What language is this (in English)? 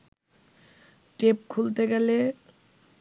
Bangla